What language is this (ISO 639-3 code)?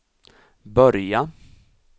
swe